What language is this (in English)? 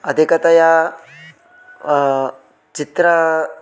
Sanskrit